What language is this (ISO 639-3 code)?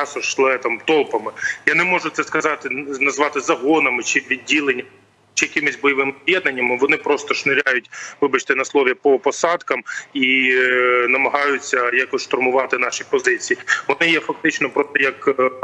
ukr